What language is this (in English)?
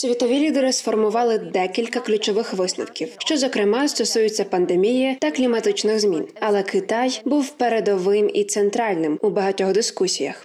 Ukrainian